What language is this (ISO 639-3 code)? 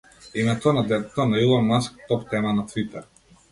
mkd